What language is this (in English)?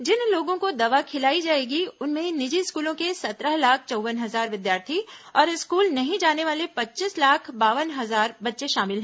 Hindi